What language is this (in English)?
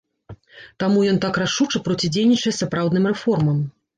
Belarusian